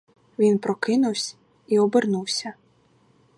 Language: Ukrainian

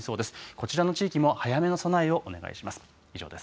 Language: Japanese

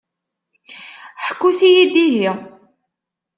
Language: Kabyle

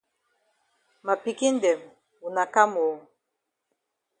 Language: Cameroon Pidgin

